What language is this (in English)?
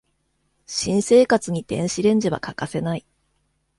Japanese